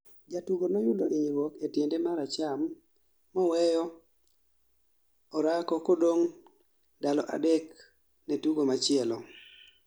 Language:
Luo (Kenya and Tanzania)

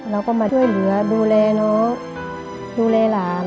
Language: Thai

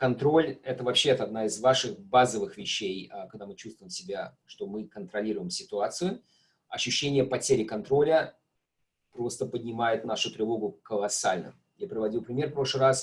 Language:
Russian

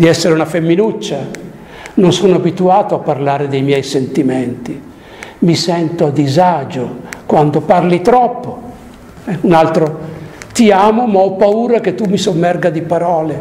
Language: Italian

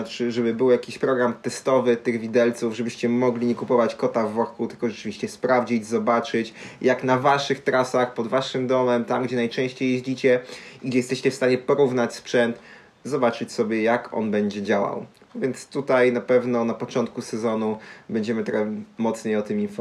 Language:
Polish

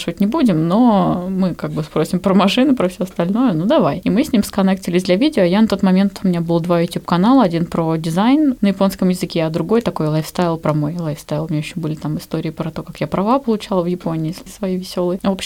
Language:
Russian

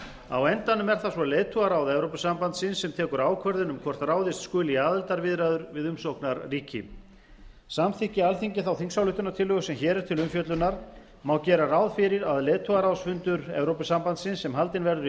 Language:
Icelandic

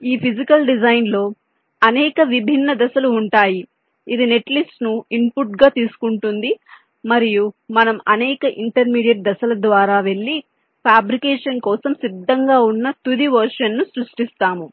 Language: Telugu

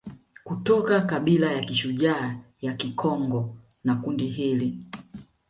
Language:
Swahili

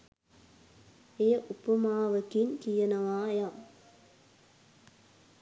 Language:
Sinhala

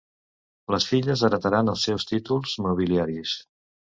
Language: Catalan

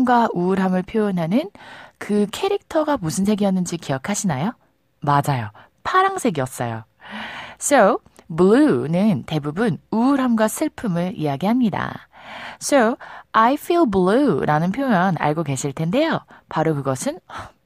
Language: Korean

